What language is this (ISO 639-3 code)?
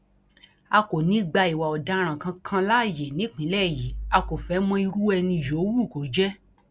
yor